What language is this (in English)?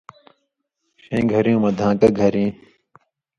Indus Kohistani